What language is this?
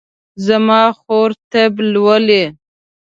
Pashto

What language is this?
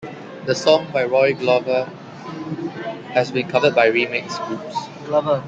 English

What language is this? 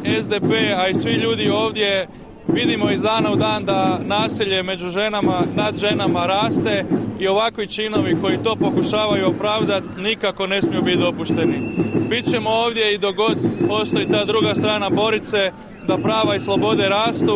Croatian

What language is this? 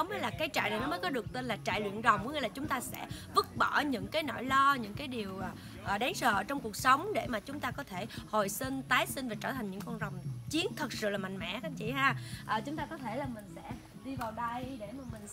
Vietnamese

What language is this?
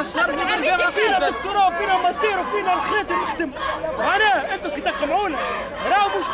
Arabic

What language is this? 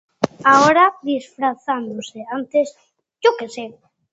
Galician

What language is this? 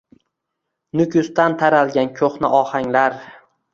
Uzbek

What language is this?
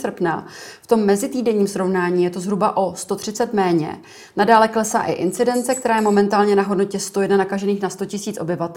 Czech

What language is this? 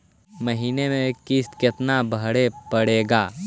Magahi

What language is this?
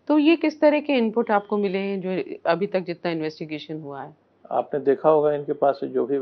Hindi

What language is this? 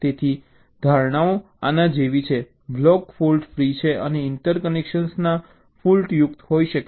Gujarati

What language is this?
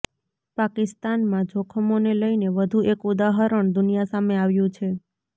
Gujarati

